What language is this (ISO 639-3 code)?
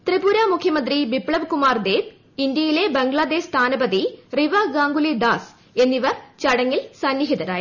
mal